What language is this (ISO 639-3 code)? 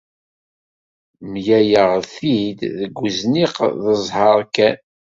kab